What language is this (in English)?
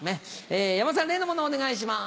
Japanese